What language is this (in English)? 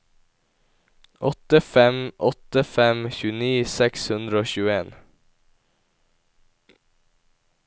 Norwegian